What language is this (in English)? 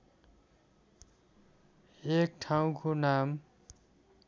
Nepali